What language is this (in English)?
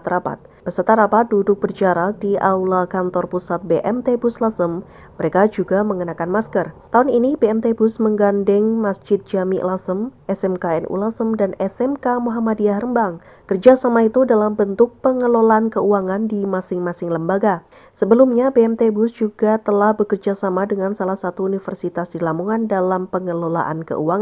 Indonesian